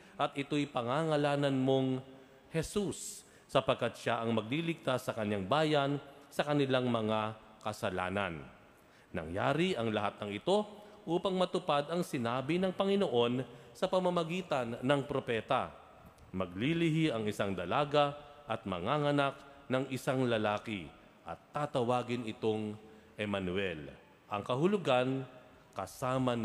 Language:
Filipino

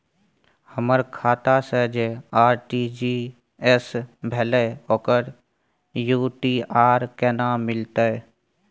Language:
Maithili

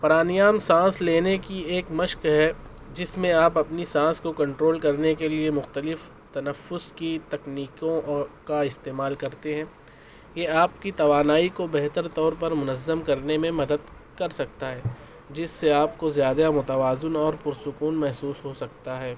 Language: Urdu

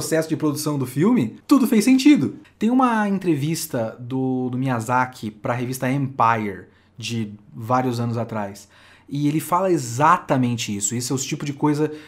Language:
Portuguese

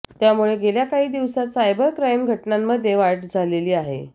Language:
Marathi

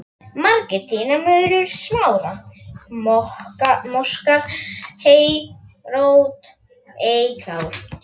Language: Icelandic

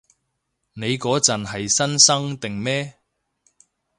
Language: Cantonese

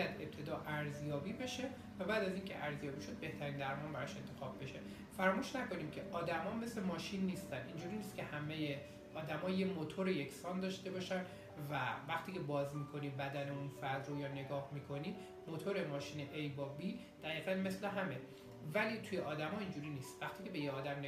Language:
Persian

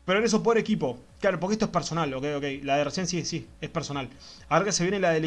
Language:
Spanish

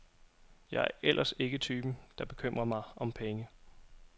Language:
Danish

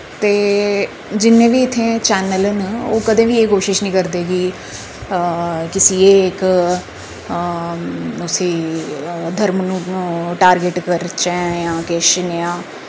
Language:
Dogri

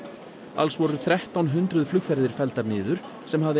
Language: Icelandic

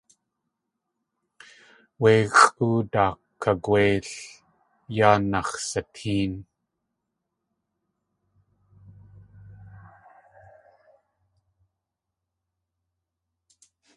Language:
Tlingit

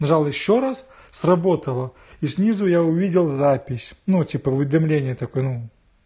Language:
Russian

